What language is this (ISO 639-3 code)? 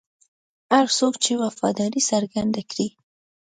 pus